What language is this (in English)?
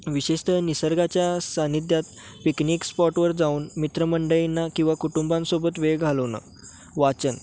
Marathi